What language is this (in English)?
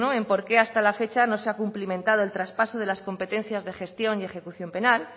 Spanish